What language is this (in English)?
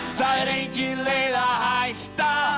Icelandic